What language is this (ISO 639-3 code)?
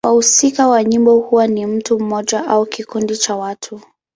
swa